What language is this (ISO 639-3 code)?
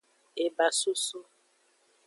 ajg